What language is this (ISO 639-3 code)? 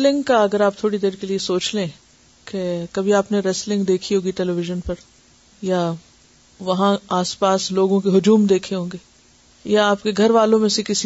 urd